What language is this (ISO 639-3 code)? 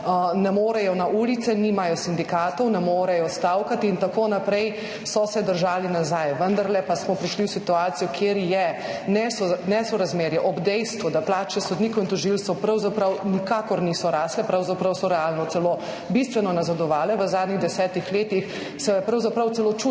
slv